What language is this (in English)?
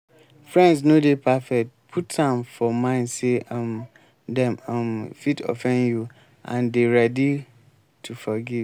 Nigerian Pidgin